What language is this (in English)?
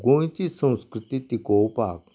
Konkani